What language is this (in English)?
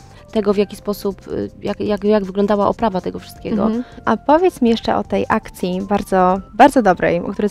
Polish